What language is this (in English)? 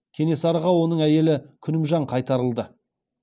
Kazakh